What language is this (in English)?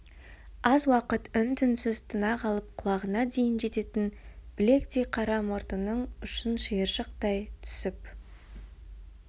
Kazakh